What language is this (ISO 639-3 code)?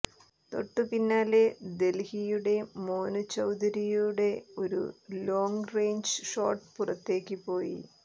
mal